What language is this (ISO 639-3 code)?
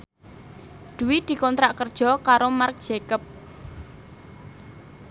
jav